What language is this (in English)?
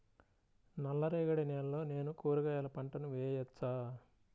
Telugu